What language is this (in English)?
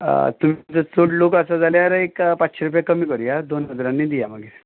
Konkani